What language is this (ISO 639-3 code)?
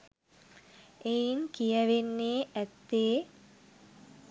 sin